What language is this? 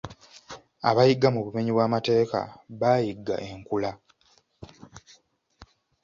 Ganda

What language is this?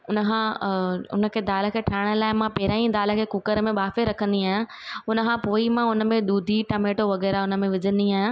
Sindhi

